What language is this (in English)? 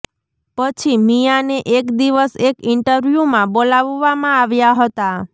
Gujarati